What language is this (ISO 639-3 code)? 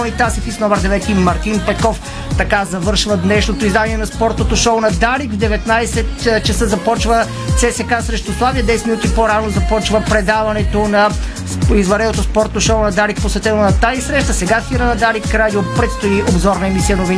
bul